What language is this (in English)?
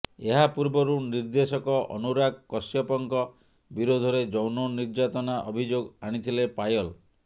Odia